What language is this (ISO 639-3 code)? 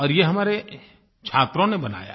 hin